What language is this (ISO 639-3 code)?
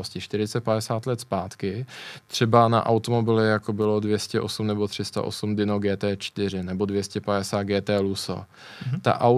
ces